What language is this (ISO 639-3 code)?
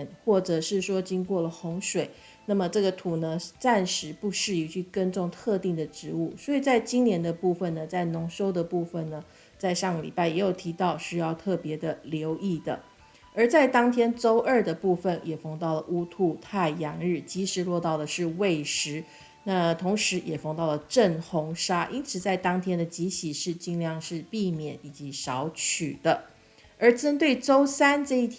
zho